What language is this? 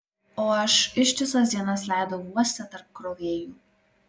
Lithuanian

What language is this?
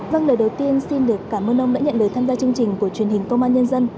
Vietnamese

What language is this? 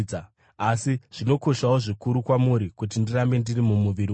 Shona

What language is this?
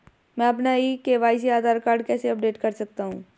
Hindi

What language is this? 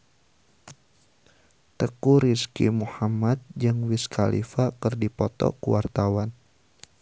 Sundanese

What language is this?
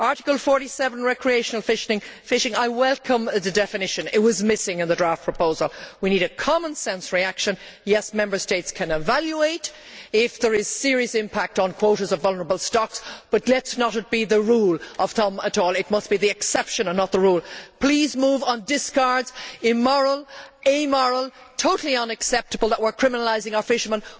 English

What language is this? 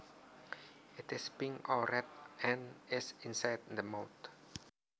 Javanese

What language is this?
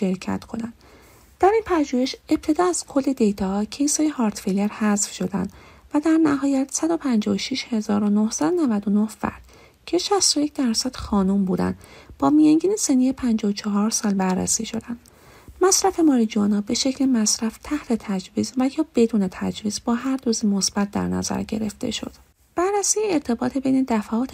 Persian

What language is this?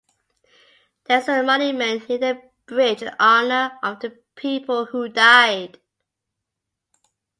English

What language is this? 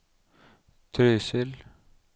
Norwegian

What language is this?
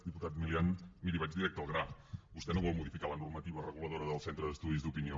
Catalan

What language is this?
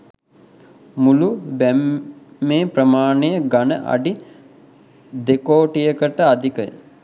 Sinhala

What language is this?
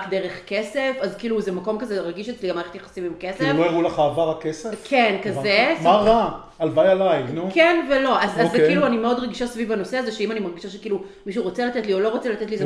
Hebrew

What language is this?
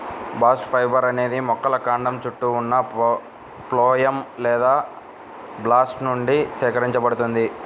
Telugu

